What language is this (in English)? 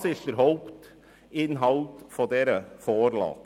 Swiss German